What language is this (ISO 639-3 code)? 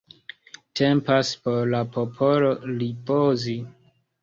epo